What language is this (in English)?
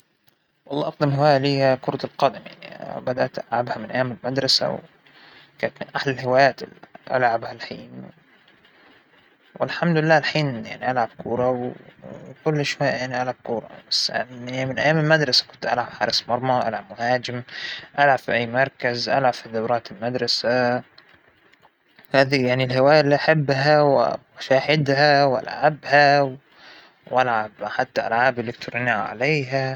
Hijazi Arabic